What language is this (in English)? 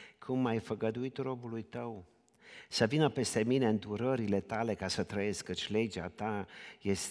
Romanian